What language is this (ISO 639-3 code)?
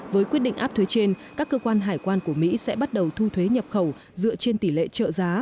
vie